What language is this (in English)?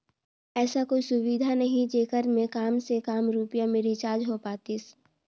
Chhattisgarhi